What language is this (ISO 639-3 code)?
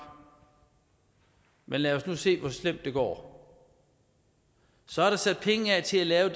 dan